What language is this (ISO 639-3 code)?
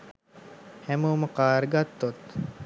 sin